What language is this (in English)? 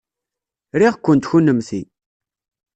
Kabyle